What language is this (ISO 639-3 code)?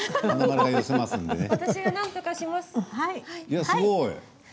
jpn